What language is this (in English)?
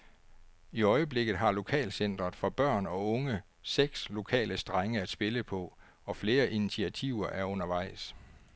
Danish